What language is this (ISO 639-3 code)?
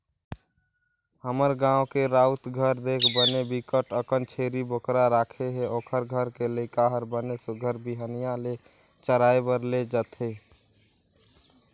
hne